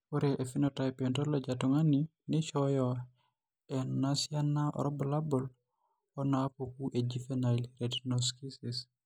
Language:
Masai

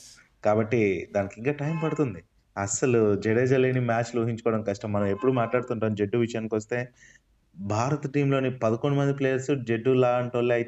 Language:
Telugu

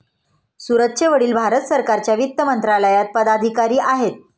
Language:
Marathi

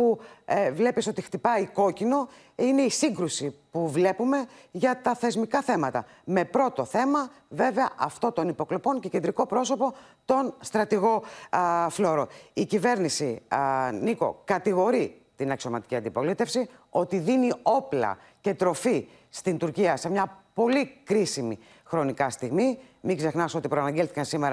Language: Greek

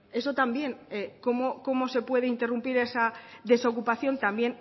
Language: Spanish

